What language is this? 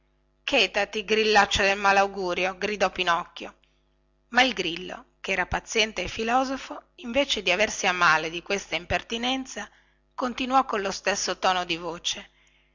Italian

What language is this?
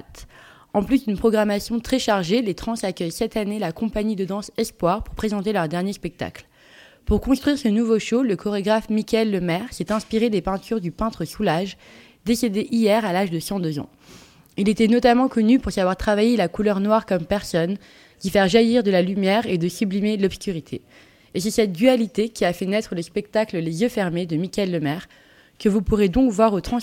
French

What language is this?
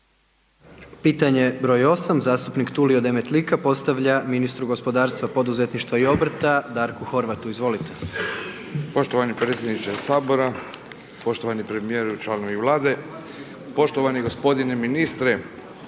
Croatian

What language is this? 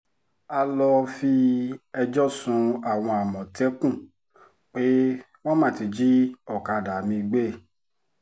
Yoruba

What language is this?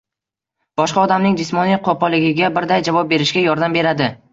Uzbek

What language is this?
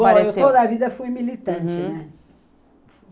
Portuguese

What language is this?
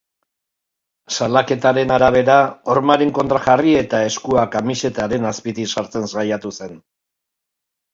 Basque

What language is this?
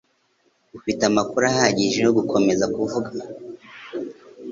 Kinyarwanda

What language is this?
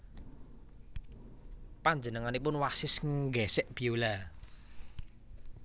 Javanese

